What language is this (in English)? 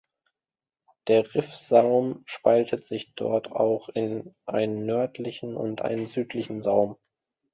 German